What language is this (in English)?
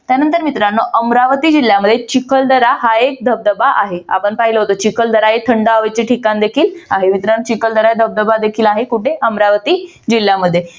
Marathi